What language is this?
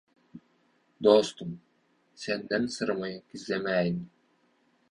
Turkmen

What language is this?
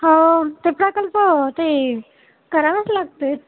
Marathi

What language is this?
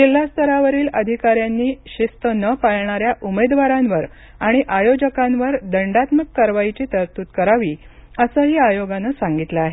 Marathi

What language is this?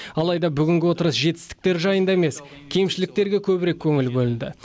Kazakh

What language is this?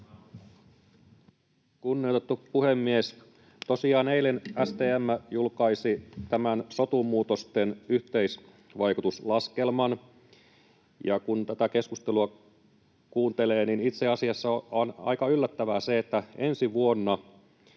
Finnish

